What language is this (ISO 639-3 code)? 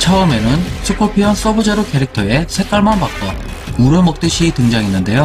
kor